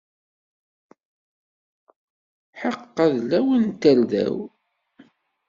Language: Kabyle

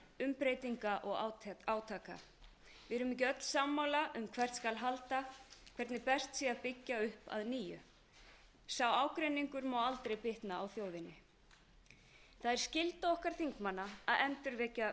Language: Icelandic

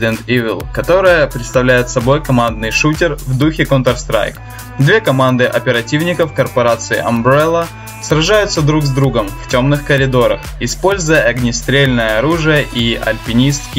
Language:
Russian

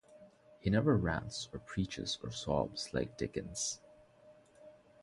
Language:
English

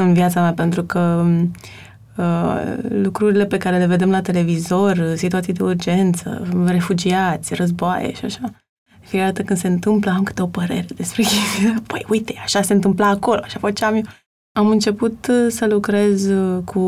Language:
Romanian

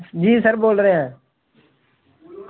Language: Dogri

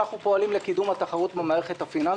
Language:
Hebrew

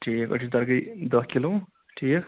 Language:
Kashmiri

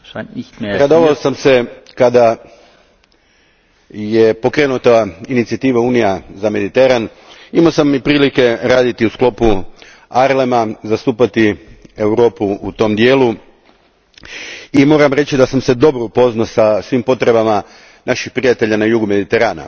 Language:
Croatian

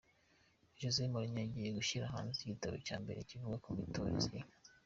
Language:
Kinyarwanda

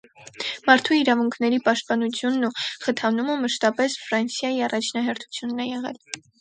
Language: Armenian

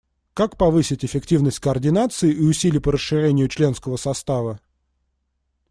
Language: Russian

